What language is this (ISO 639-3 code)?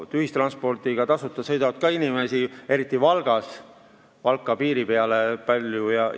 est